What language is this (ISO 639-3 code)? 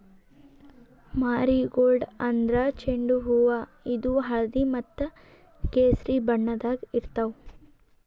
kan